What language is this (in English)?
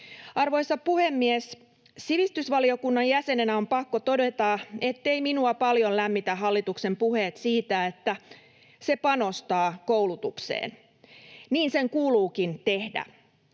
Finnish